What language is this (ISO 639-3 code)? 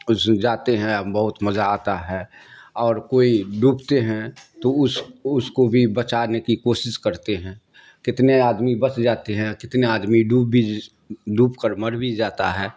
urd